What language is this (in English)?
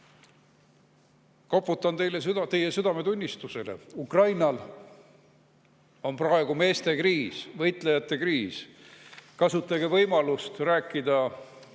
Estonian